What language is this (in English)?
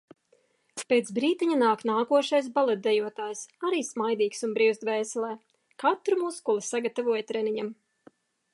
Latvian